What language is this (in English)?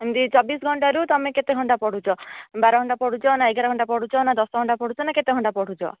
Odia